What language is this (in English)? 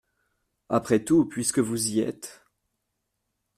French